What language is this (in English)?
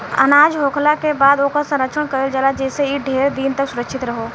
Bhojpuri